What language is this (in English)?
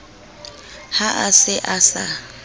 Southern Sotho